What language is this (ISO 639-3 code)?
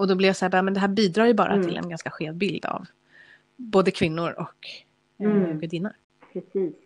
swe